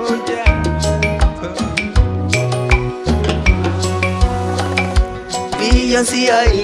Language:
English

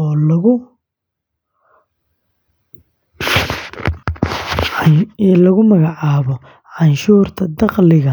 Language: Somali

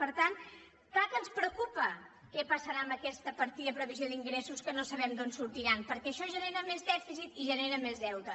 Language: Catalan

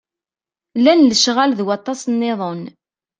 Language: Kabyle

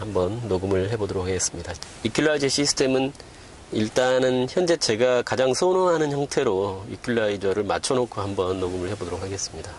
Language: Korean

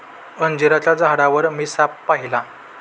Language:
Marathi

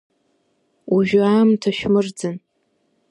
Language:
Abkhazian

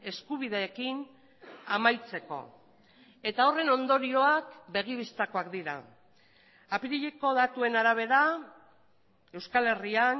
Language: Basque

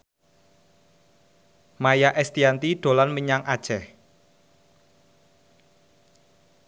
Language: Javanese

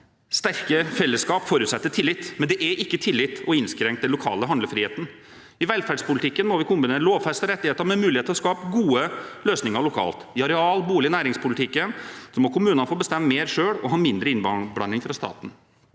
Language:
Norwegian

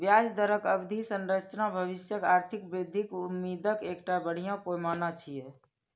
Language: Maithili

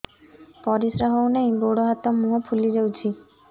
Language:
Odia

